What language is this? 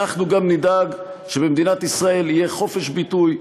Hebrew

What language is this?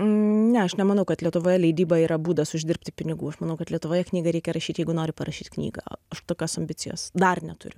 Lithuanian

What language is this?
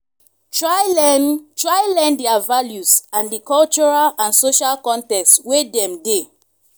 Nigerian Pidgin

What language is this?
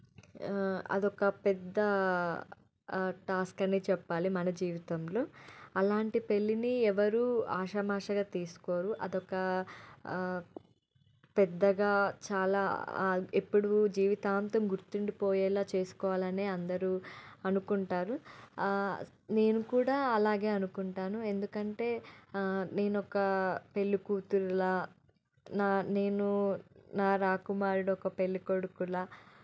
Telugu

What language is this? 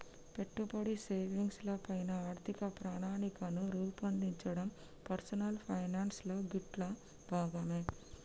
Telugu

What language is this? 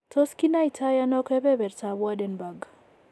Kalenjin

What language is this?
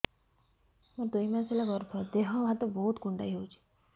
Odia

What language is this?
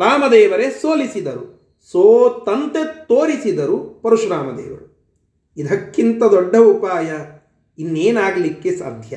Kannada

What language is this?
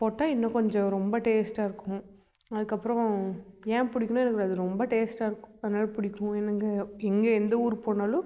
Tamil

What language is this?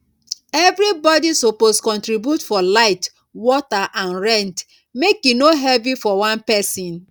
Nigerian Pidgin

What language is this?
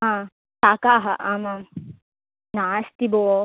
Sanskrit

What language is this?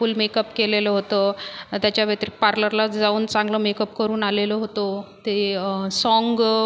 Marathi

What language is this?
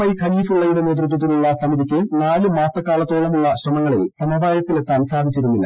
Malayalam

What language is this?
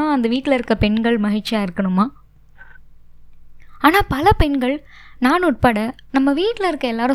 Tamil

